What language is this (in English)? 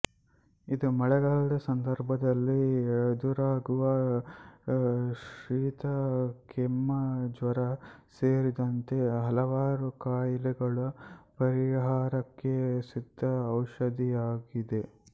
Kannada